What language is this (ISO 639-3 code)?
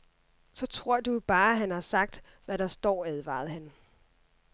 dan